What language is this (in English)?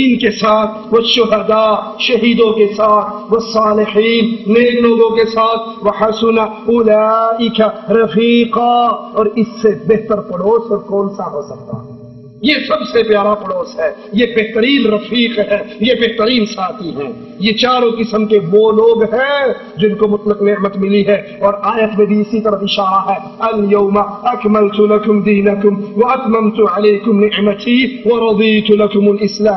Arabic